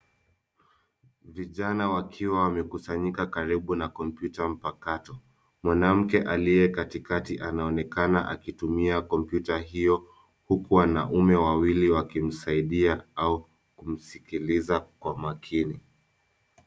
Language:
Swahili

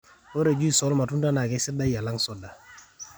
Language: Masai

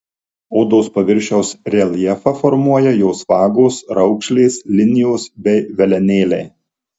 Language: Lithuanian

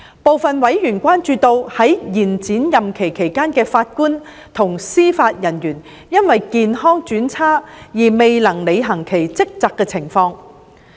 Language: Cantonese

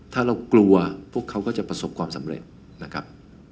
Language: Thai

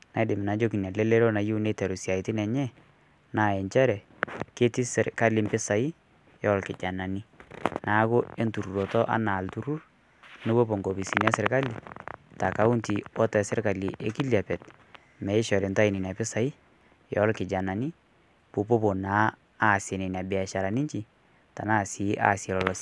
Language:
Masai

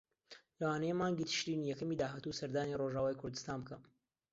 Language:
Central Kurdish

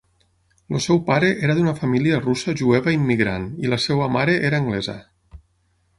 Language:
Catalan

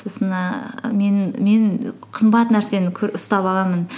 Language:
Kazakh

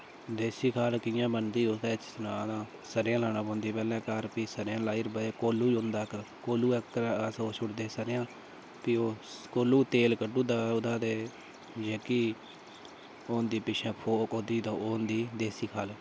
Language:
Dogri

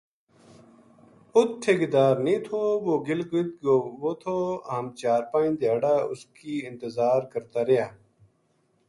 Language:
Gujari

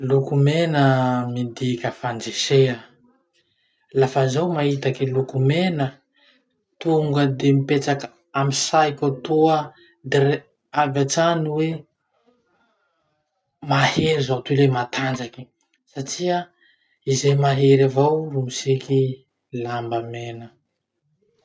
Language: Masikoro Malagasy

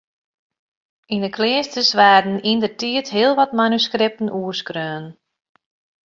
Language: Western Frisian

